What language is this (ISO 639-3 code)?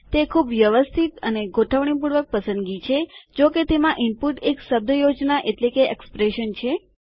guj